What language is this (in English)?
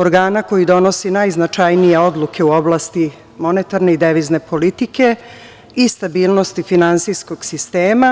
Serbian